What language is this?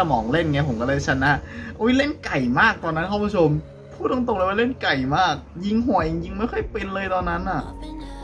Thai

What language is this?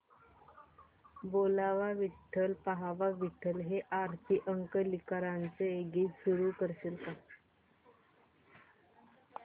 Marathi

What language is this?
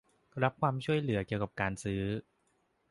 Thai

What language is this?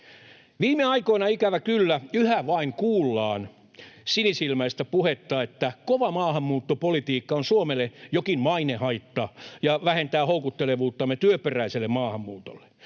Finnish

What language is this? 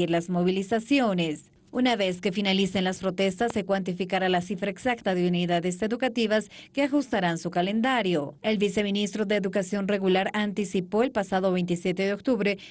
Spanish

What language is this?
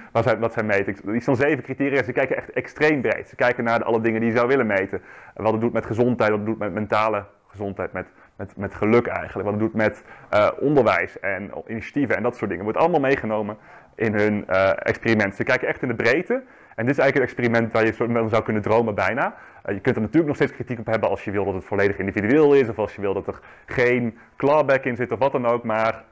Dutch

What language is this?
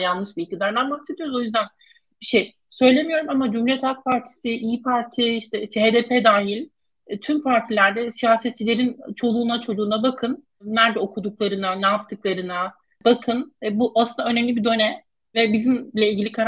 Turkish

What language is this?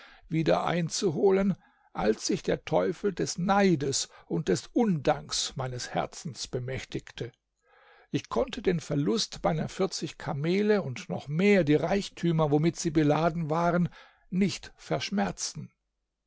German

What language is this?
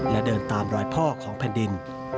Thai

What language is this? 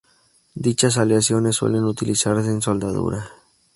Spanish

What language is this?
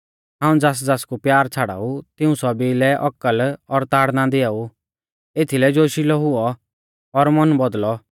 Mahasu Pahari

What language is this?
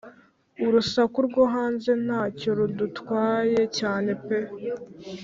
Kinyarwanda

